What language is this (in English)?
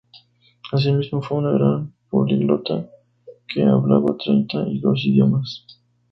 Spanish